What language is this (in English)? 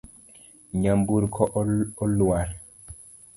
Luo (Kenya and Tanzania)